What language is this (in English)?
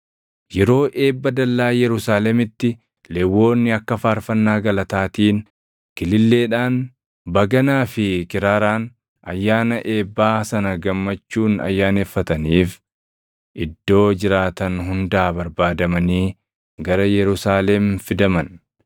Oromo